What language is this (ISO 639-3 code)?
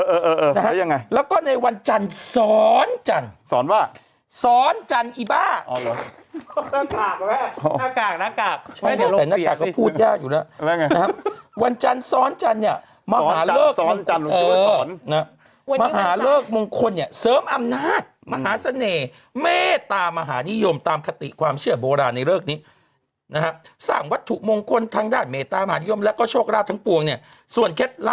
tha